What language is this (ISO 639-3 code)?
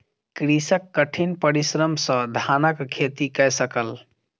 mai